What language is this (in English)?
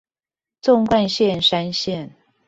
Chinese